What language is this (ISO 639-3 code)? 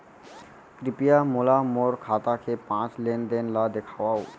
hne